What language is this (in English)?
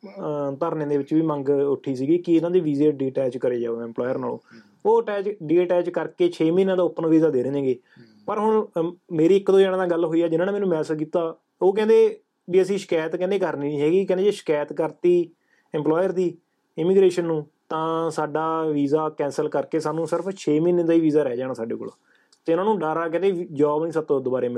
Punjabi